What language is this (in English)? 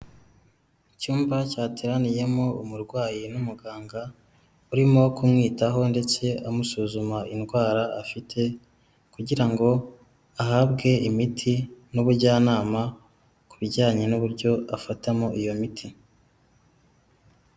Kinyarwanda